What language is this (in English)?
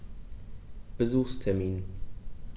German